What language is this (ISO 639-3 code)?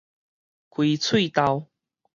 nan